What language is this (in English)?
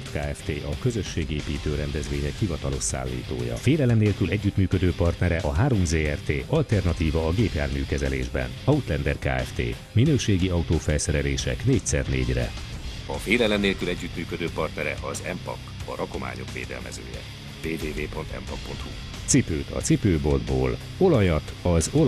Hungarian